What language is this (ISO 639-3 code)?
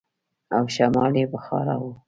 pus